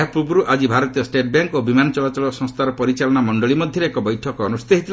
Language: Odia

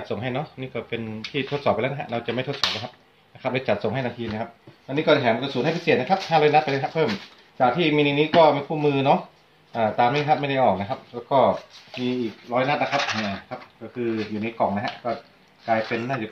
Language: Thai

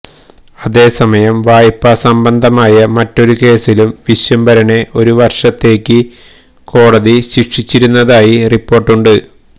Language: Malayalam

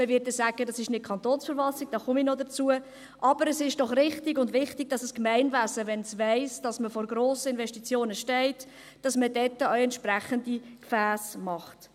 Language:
Swiss German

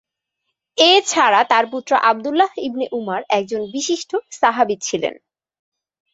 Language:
Bangla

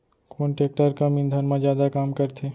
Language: Chhattisgarhi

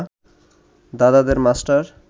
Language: Bangla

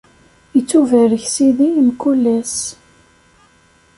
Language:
Kabyle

